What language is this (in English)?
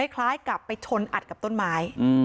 Thai